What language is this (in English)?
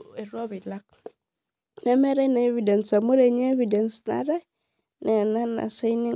Masai